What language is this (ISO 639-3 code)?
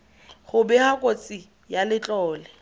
tsn